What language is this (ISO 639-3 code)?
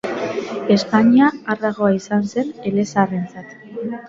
eus